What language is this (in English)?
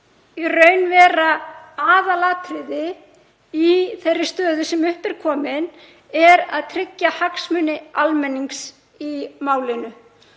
Icelandic